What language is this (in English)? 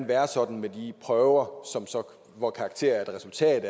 Danish